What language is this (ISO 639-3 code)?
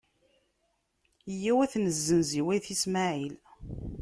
kab